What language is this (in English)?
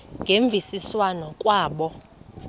Xhosa